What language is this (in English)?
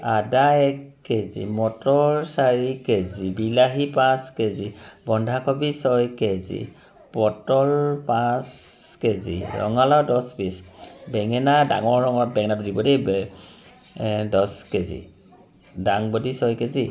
Assamese